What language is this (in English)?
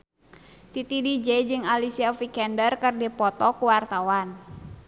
Sundanese